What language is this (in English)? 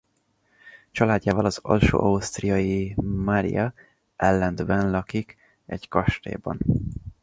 Hungarian